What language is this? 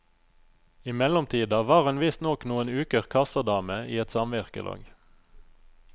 Norwegian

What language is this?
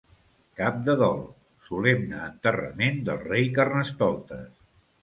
Catalan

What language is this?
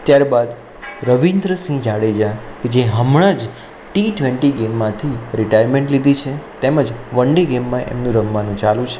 Gujarati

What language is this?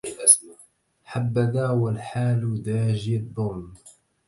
Arabic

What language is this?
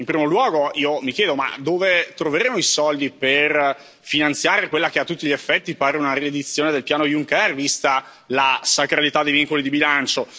Italian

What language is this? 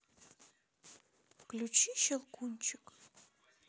Russian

